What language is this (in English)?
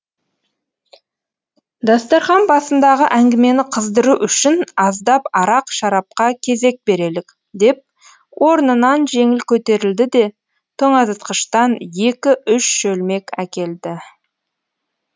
Kazakh